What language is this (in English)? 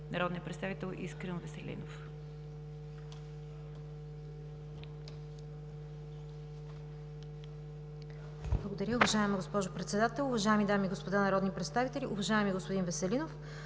Bulgarian